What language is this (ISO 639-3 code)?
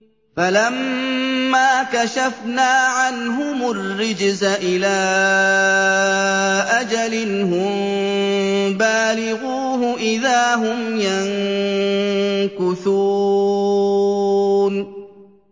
ara